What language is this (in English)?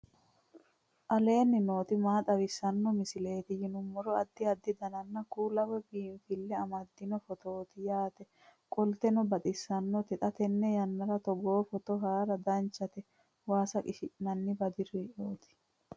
Sidamo